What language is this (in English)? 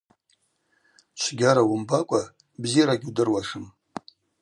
Abaza